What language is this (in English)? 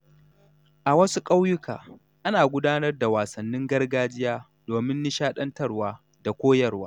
Hausa